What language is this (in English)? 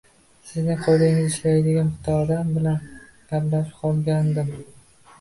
Uzbek